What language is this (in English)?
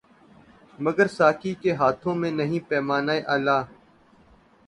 Urdu